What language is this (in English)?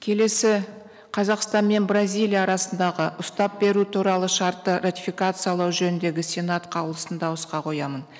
Kazakh